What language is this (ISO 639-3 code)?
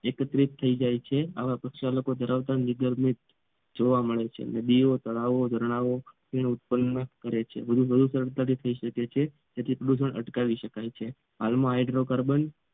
guj